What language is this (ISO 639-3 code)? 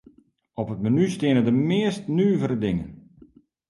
fry